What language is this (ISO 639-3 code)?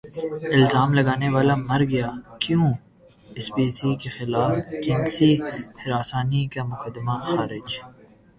urd